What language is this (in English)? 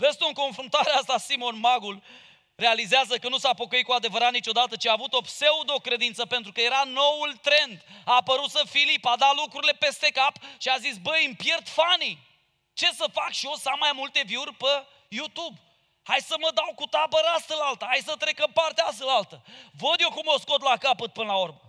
Romanian